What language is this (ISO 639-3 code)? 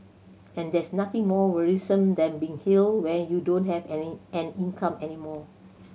eng